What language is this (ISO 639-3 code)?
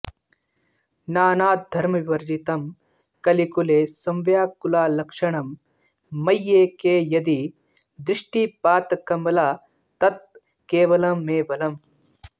san